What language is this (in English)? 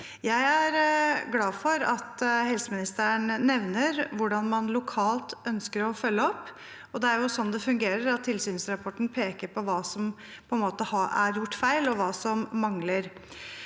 Norwegian